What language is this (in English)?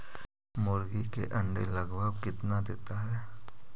Magahi